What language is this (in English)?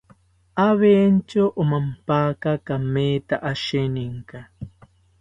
South Ucayali Ashéninka